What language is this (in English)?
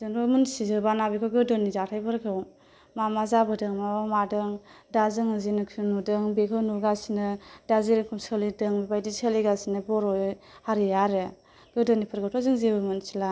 Bodo